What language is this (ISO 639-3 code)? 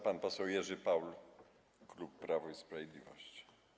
pol